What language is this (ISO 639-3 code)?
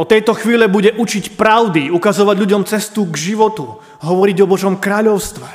slk